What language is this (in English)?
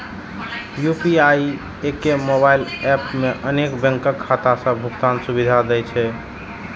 Maithili